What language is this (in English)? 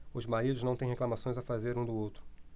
Portuguese